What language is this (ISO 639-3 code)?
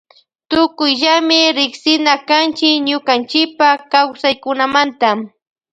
qvj